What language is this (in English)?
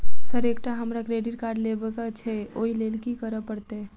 Maithili